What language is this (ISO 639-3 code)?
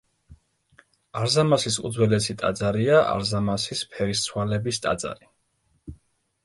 kat